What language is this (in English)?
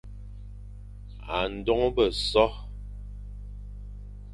Fang